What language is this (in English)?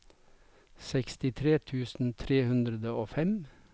Norwegian